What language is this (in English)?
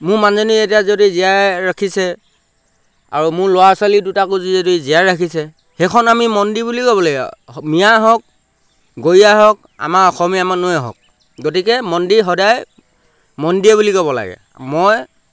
Assamese